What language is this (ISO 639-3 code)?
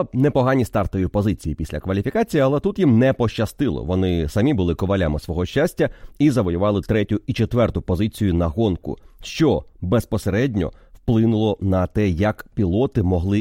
ukr